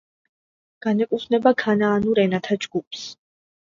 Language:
Georgian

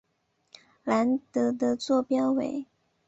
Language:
Chinese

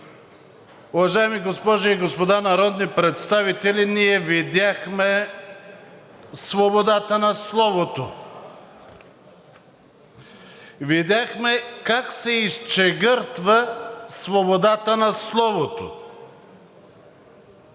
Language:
Bulgarian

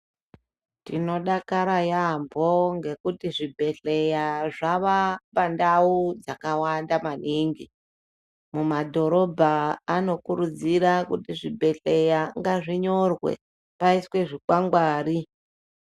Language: Ndau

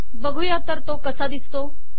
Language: Marathi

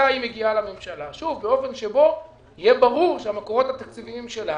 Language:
Hebrew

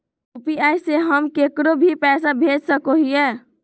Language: Magahi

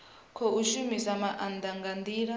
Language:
Venda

